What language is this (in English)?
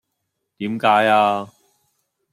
Cantonese